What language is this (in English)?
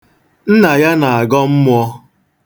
Igbo